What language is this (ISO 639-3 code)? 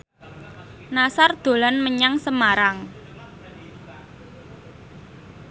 jav